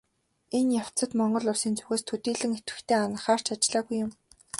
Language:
Mongolian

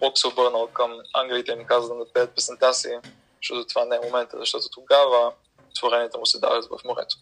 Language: Bulgarian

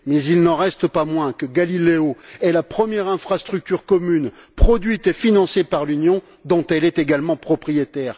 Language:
French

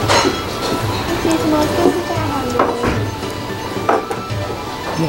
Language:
Japanese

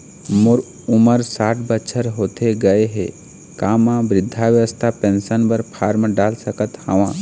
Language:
Chhattisgarhi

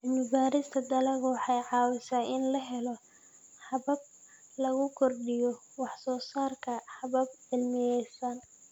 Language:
Somali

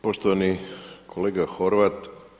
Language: Croatian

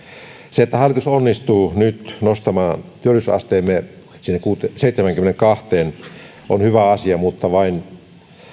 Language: Finnish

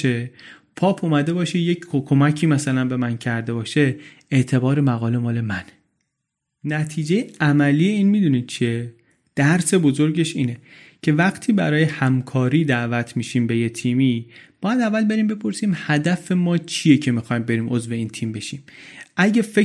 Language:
Persian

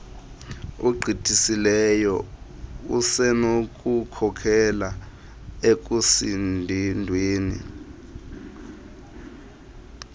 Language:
Xhosa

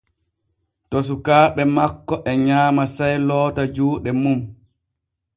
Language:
Borgu Fulfulde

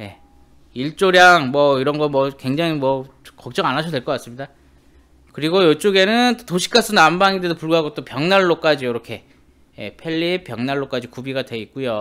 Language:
Korean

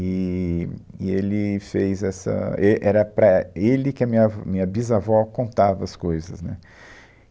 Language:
Portuguese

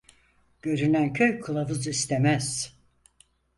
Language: Turkish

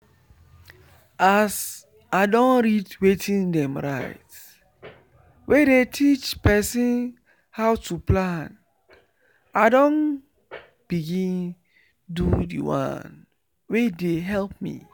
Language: Nigerian Pidgin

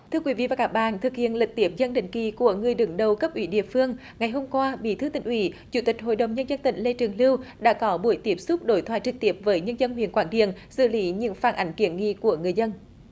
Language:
Vietnamese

